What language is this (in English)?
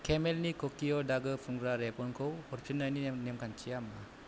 Bodo